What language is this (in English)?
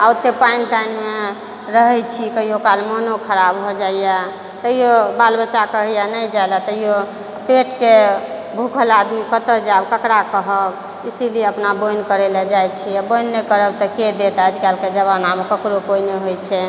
Maithili